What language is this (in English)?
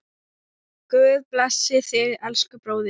Icelandic